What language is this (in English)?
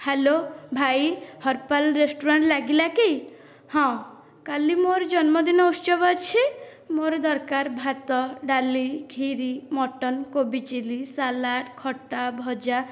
Odia